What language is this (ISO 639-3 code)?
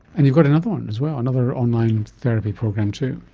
eng